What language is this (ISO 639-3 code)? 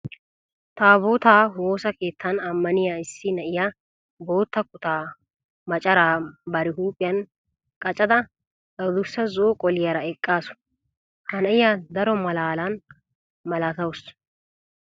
wal